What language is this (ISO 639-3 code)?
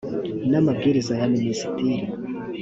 kin